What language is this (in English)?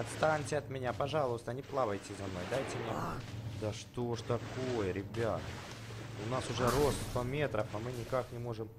Russian